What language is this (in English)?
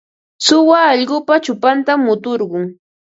Ambo-Pasco Quechua